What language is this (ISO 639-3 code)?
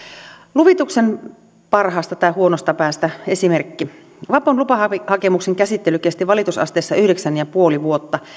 fin